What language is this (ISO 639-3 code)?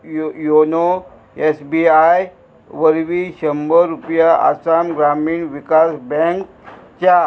kok